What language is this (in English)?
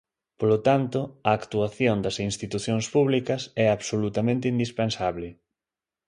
Galician